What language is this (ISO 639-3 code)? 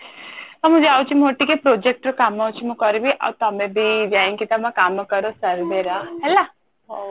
ori